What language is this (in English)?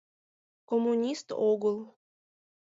Mari